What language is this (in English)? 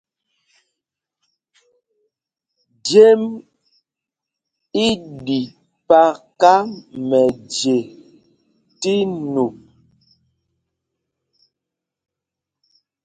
Mpumpong